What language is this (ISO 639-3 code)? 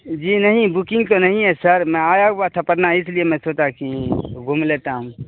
urd